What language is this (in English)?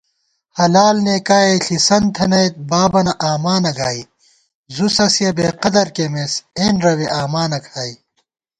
Gawar-Bati